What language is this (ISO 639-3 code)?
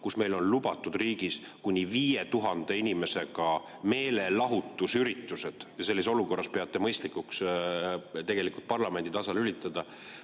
est